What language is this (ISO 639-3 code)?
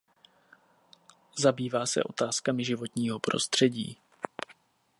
ces